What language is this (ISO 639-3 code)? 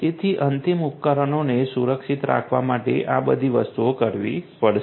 guj